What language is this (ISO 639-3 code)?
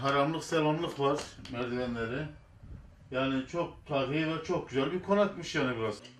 tur